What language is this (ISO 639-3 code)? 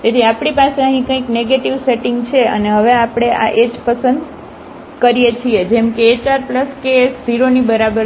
guj